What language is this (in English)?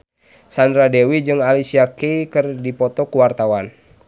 Sundanese